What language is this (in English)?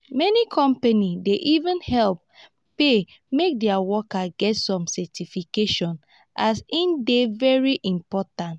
Nigerian Pidgin